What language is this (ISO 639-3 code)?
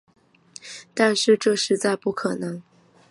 zho